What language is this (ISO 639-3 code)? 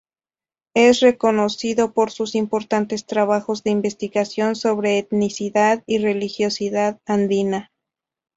spa